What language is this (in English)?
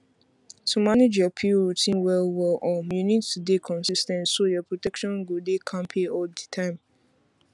Nigerian Pidgin